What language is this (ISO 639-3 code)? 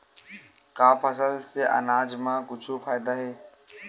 hne